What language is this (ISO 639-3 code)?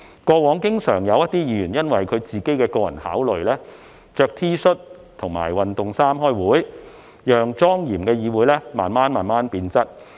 yue